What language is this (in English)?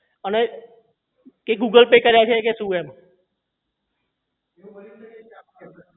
Gujarati